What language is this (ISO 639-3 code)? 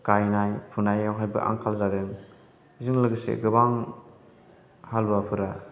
brx